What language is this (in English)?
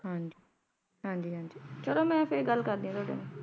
Punjabi